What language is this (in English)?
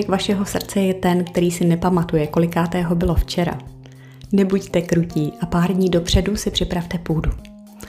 Czech